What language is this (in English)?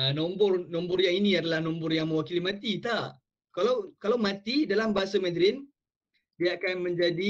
Malay